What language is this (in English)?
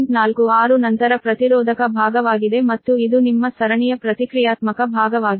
Kannada